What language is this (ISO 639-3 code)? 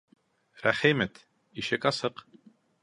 bak